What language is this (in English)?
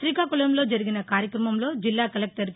Telugu